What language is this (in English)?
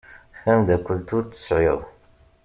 Kabyle